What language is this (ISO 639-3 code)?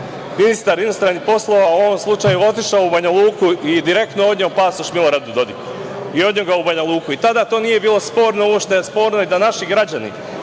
srp